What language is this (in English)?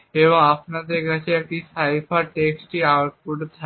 Bangla